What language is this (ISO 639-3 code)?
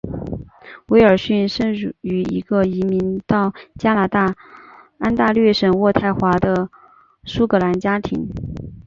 zho